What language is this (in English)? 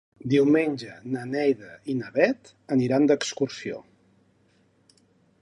Catalan